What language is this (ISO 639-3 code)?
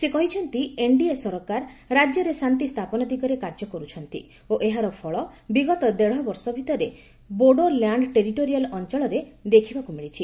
ori